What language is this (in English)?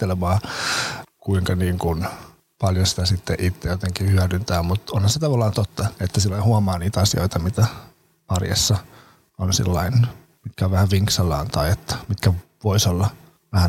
Finnish